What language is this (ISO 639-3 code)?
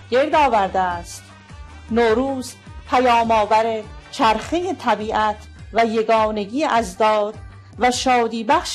fas